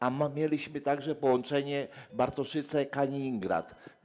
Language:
Polish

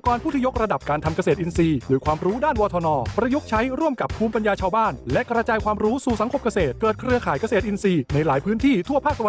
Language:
Thai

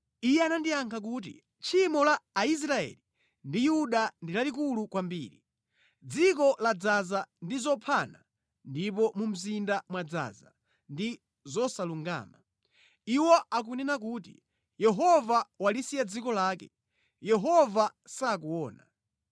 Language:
Nyanja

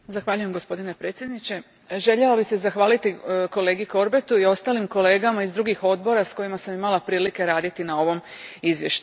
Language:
Croatian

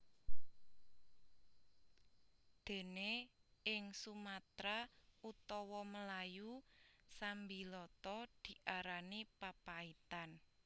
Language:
Javanese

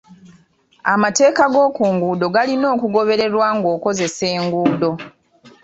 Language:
Ganda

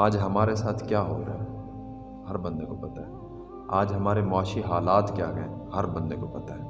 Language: Urdu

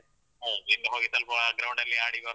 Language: Kannada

